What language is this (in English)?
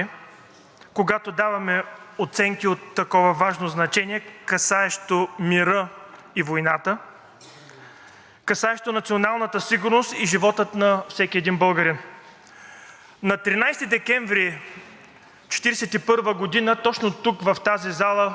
Bulgarian